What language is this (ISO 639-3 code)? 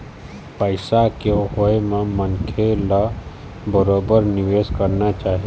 hne